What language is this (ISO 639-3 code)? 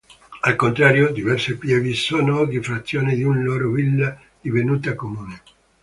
ita